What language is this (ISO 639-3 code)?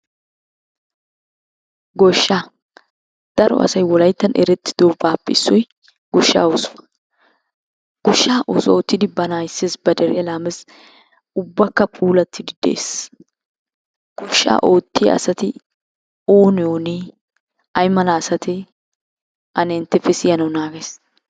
wal